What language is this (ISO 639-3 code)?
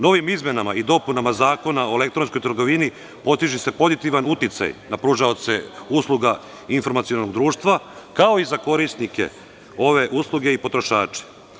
srp